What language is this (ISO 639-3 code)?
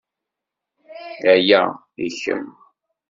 kab